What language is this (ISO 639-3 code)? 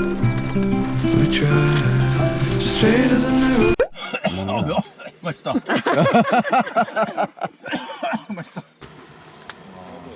kor